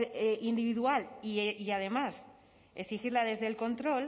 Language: Spanish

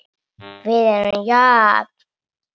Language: Icelandic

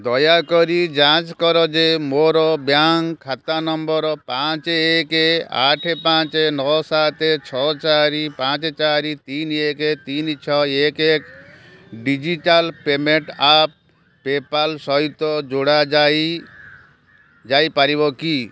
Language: Odia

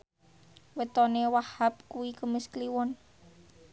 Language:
Javanese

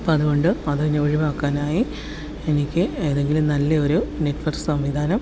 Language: Malayalam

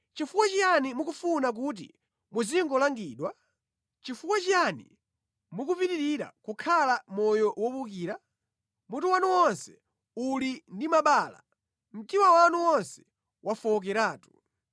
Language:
Nyanja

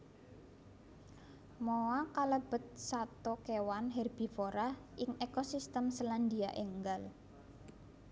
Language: Javanese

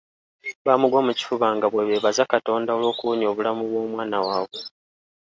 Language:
Ganda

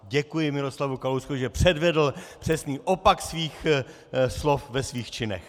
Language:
Czech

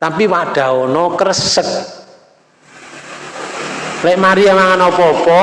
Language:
Indonesian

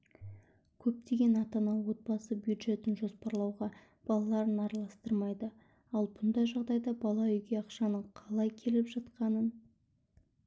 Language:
Kazakh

